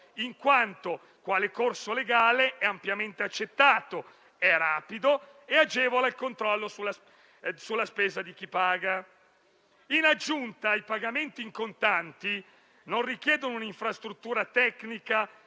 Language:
Italian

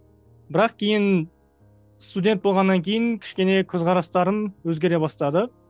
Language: Kazakh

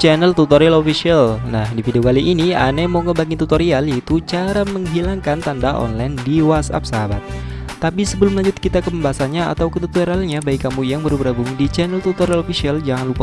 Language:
Indonesian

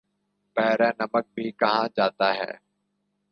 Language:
Urdu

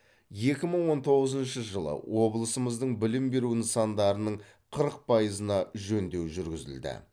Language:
Kazakh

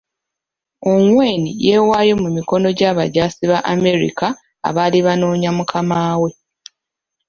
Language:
Ganda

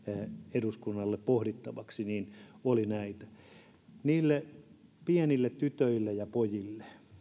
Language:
Finnish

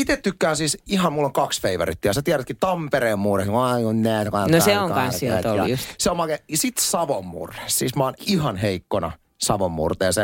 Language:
Finnish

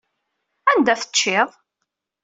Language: Kabyle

